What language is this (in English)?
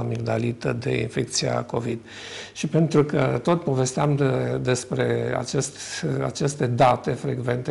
Romanian